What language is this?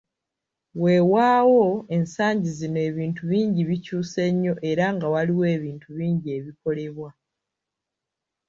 Ganda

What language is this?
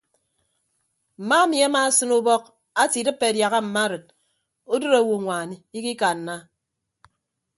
Ibibio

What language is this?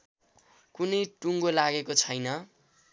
Nepali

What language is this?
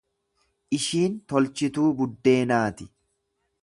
Oromo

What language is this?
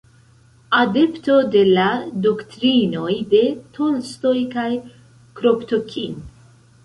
Esperanto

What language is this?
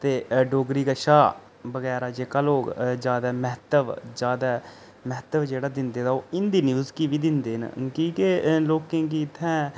Dogri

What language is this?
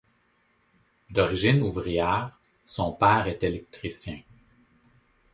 French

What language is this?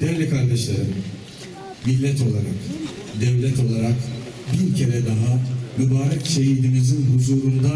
Turkish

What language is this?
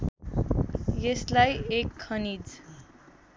Nepali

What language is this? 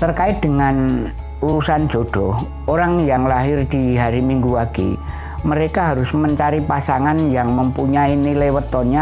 Indonesian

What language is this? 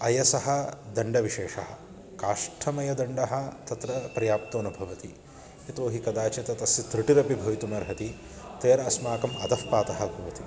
Sanskrit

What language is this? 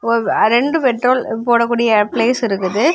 Tamil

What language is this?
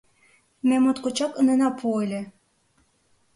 Mari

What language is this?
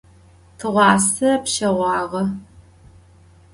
Adyghe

